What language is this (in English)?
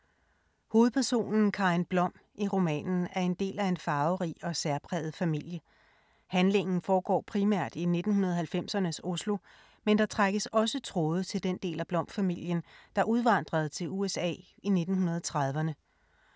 Danish